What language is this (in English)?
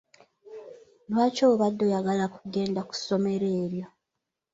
Ganda